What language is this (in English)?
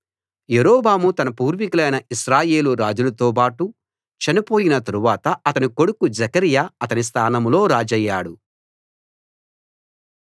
Telugu